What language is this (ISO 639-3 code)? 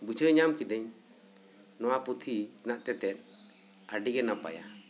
sat